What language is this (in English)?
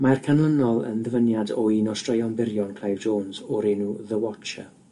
Welsh